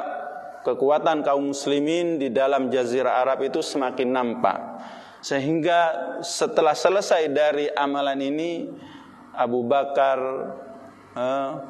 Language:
Indonesian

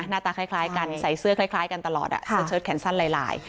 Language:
Thai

